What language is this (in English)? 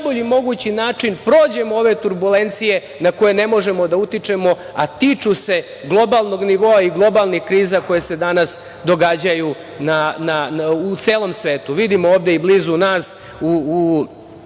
Serbian